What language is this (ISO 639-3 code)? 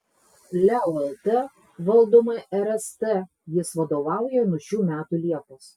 lit